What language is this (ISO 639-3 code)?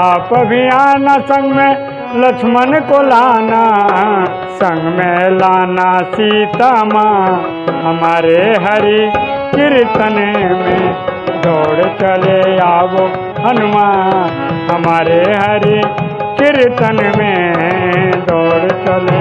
hin